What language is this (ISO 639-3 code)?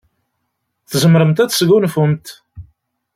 kab